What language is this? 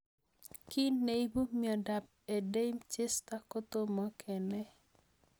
Kalenjin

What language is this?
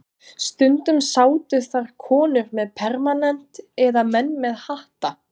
Icelandic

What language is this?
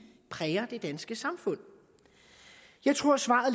Danish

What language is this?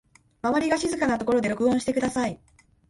Japanese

